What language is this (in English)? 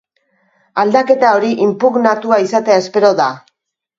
Basque